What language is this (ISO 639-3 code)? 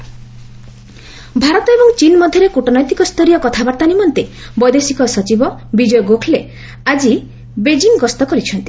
ori